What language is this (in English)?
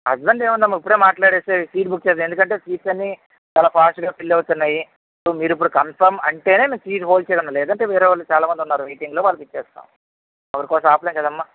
Telugu